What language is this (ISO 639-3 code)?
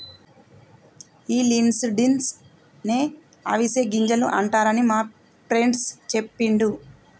tel